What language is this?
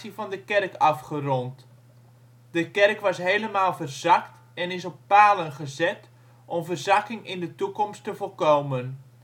Dutch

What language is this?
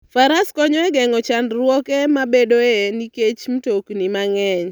Luo (Kenya and Tanzania)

